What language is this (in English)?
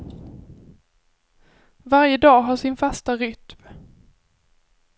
Swedish